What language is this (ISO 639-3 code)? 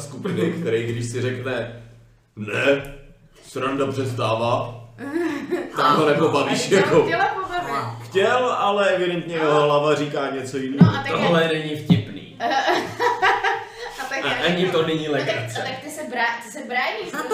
ces